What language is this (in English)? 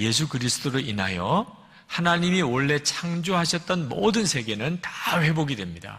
Korean